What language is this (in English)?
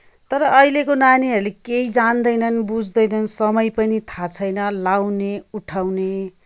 Nepali